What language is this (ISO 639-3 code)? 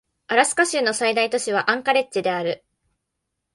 jpn